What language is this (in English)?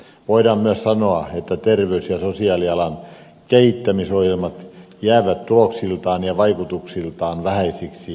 Finnish